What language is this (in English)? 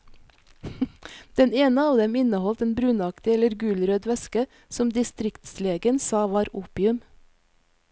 Norwegian